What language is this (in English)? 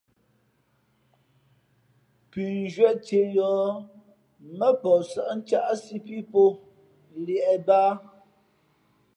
Fe'fe'